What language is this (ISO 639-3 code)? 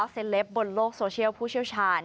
tha